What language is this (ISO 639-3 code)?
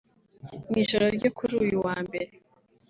kin